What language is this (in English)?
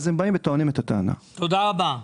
Hebrew